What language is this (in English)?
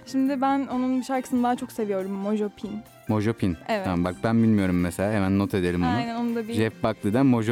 Turkish